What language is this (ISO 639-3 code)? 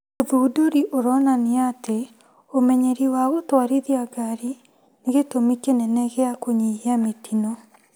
kik